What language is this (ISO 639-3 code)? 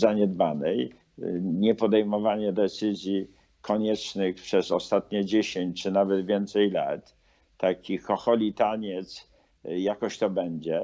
pol